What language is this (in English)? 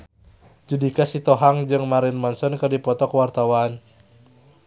Sundanese